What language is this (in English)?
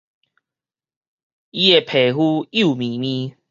Min Nan Chinese